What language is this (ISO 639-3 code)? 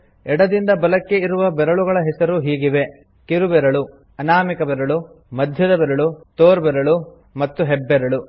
kan